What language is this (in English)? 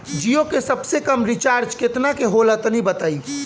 Bhojpuri